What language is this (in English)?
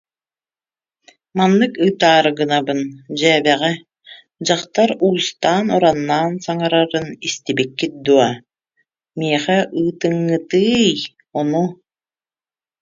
Yakut